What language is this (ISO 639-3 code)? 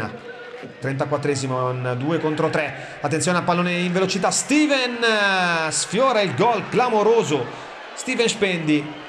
ita